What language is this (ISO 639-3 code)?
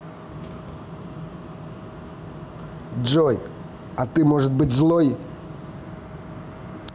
rus